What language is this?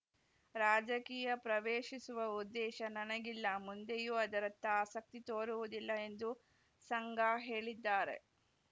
Kannada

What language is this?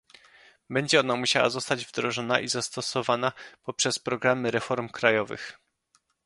Polish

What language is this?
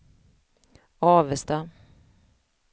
Swedish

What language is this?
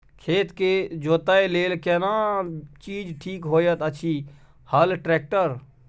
Maithili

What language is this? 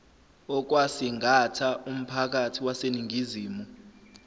Zulu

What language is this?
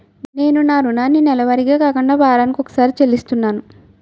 Telugu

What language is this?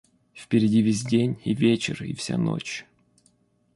Russian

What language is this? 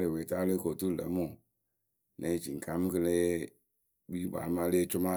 Akebu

